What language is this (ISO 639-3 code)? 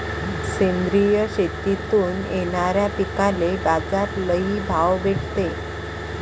mar